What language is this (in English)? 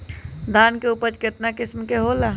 Magahi